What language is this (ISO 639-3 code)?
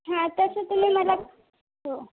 mar